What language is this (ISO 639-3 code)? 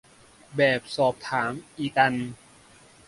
tha